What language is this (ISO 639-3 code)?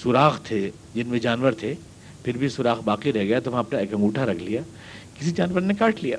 urd